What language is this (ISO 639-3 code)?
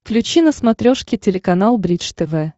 rus